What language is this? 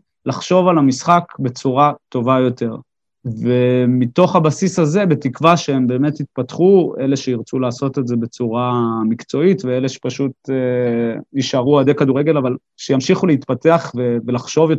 Hebrew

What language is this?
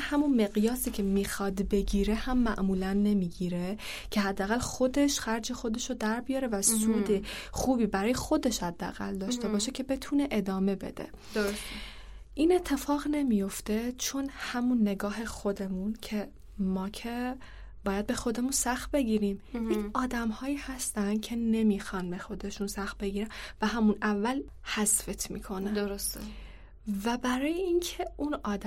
Persian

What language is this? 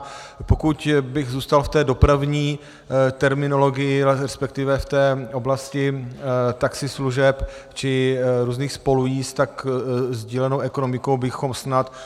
Czech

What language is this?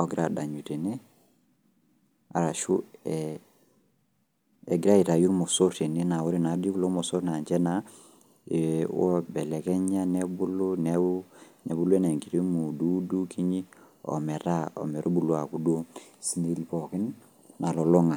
Masai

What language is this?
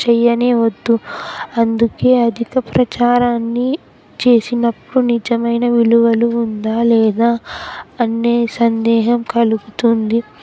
Telugu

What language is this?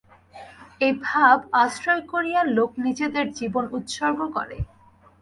Bangla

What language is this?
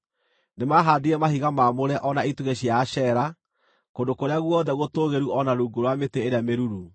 Kikuyu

